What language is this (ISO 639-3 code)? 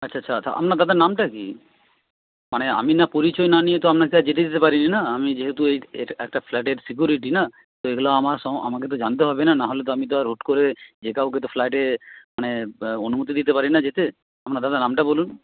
ben